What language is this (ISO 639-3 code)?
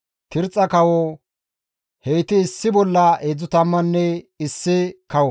gmv